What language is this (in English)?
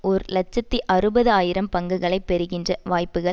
Tamil